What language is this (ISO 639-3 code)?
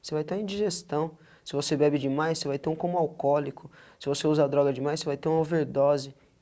por